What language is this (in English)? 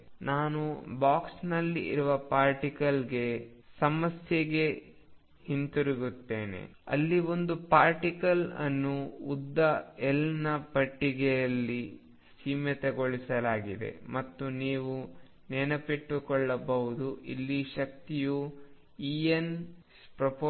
Kannada